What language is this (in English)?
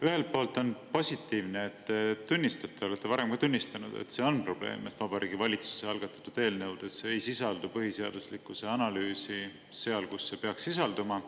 Estonian